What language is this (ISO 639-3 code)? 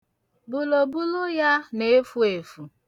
ibo